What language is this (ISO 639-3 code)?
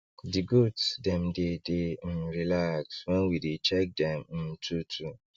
pcm